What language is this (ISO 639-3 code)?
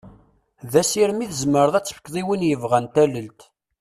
kab